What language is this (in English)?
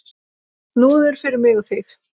Icelandic